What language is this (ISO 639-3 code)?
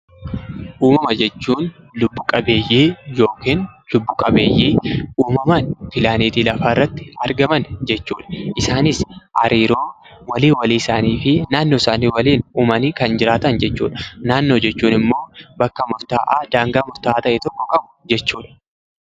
orm